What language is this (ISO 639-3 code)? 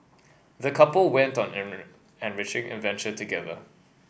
eng